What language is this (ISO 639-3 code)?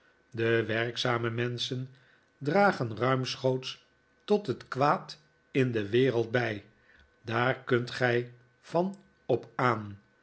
nld